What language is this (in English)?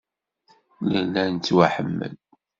Kabyle